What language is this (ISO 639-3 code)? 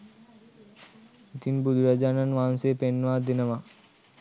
sin